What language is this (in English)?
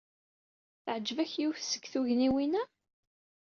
Kabyle